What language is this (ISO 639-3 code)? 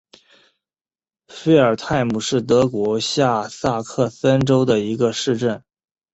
zho